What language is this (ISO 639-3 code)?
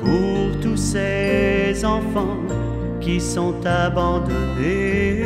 fra